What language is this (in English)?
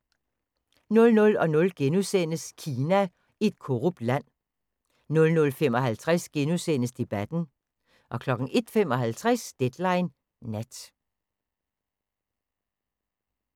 Danish